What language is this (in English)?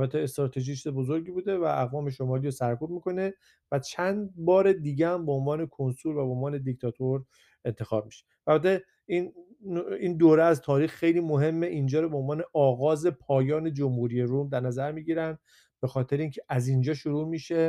Persian